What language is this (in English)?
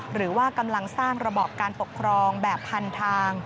Thai